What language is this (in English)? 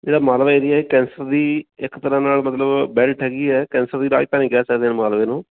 Punjabi